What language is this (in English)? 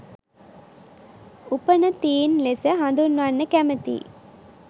Sinhala